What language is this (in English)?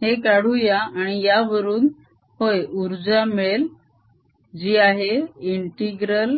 Marathi